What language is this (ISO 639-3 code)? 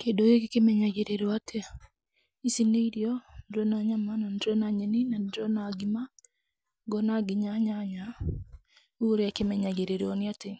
kik